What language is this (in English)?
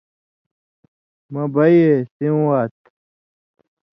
Indus Kohistani